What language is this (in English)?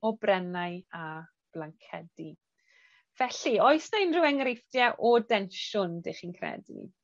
Welsh